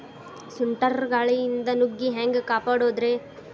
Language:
Kannada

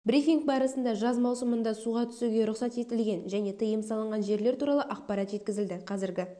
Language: Kazakh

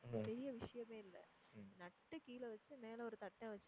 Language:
Tamil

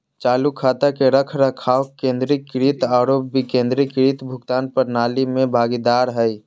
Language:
Magahi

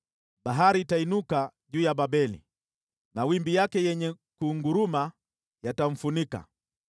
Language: Swahili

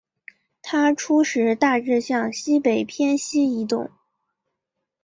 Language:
Chinese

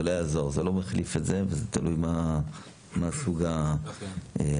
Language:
Hebrew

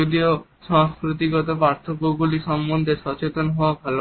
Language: Bangla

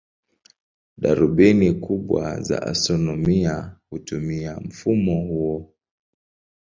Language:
Swahili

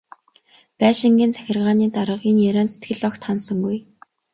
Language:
Mongolian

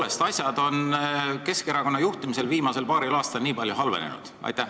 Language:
Estonian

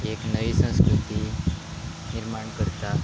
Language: Konkani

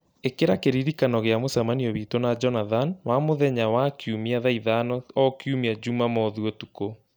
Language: Kikuyu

